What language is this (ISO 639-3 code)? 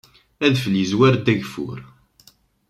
kab